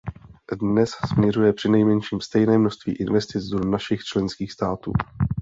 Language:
Czech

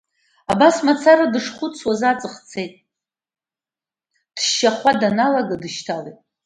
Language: Abkhazian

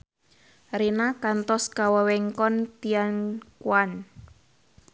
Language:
Sundanese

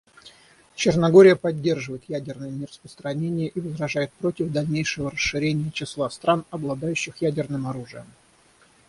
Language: Russian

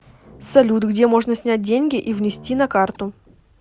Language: Russian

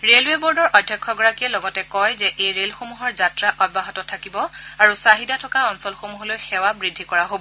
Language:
Assamese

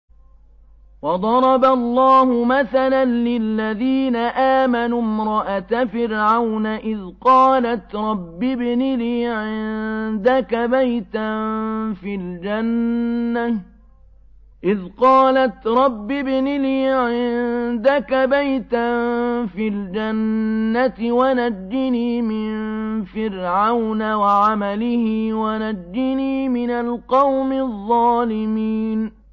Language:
Arabic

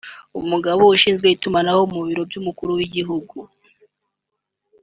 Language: Kinyarwanda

